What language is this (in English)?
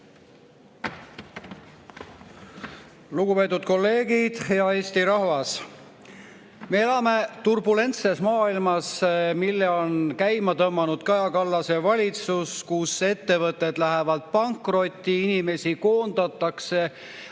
Estonian